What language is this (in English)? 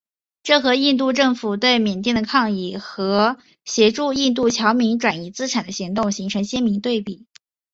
Chinese